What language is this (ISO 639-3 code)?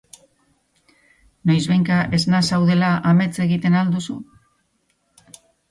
eus